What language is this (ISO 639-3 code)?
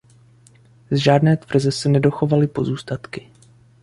ces